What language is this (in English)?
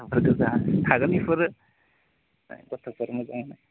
Bodo